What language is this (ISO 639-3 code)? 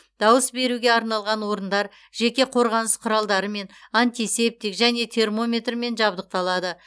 kaz